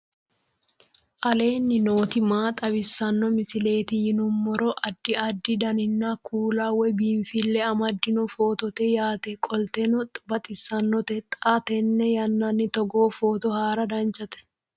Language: Sidamo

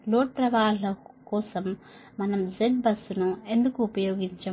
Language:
Telugu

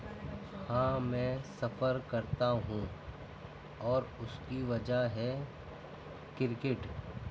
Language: Urdu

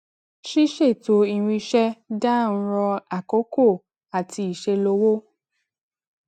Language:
Yoruba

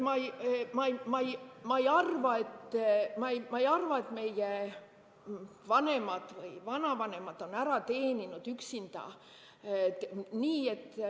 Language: Estonian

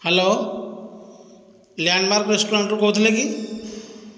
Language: Odia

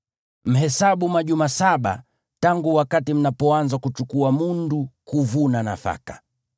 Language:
Swahili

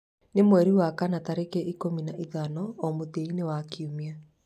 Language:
Kikuyu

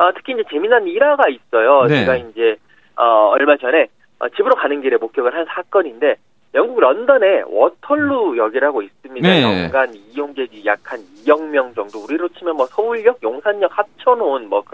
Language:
Korean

